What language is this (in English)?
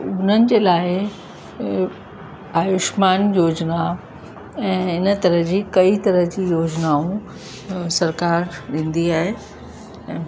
Sindhi